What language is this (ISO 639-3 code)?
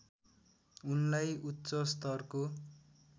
nep